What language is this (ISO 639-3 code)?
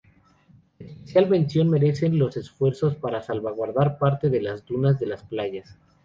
spa